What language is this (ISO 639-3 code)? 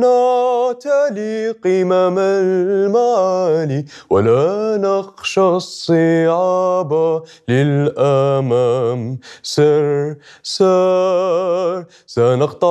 ara